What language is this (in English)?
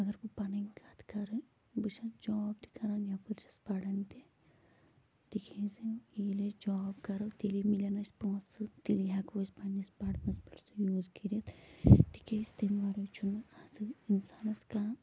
Kashmiri